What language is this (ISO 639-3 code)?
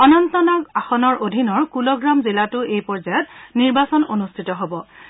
asm